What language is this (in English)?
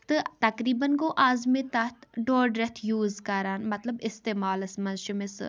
Kashmiri